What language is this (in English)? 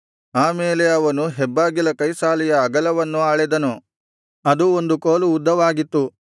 Kannada